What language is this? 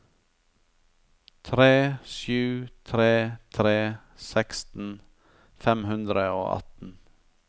Norwegian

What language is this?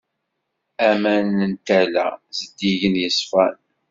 Kabyle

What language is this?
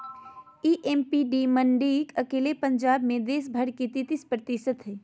Magahi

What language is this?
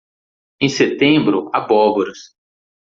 Portuguese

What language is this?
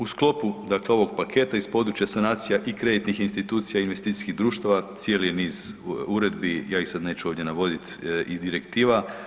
Croatian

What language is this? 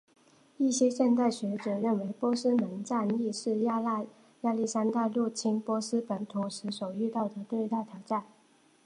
Chinese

